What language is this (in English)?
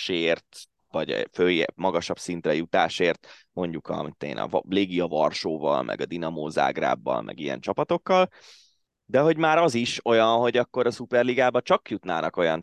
Hungarian